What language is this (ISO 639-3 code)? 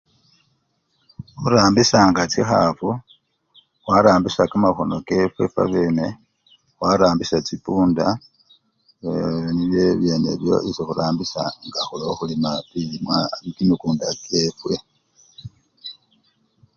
luy